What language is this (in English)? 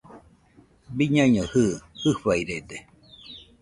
Nüpode Huitoto